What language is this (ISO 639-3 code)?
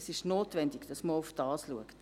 gsw